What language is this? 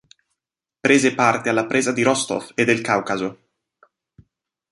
Italian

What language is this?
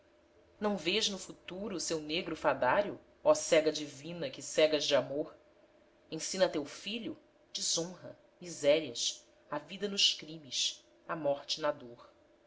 Portuguese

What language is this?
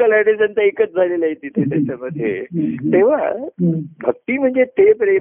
Marathi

